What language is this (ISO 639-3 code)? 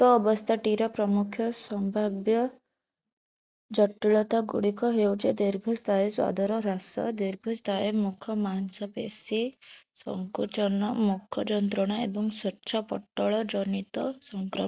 ori